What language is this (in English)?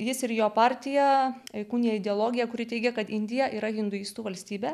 Lithuanian